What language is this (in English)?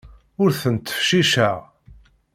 Kabyle